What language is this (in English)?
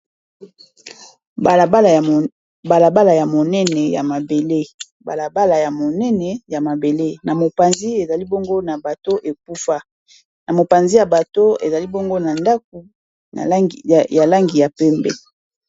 Lingala